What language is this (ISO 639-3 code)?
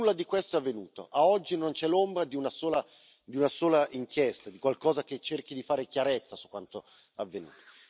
ita